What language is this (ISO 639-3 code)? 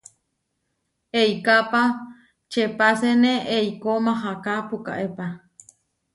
var